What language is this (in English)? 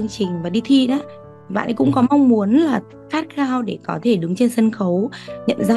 Vietnamese